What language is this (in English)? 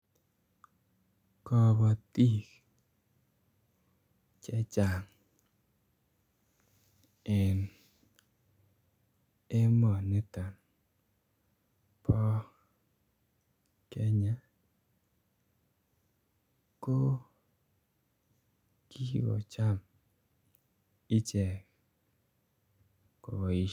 Kalenjin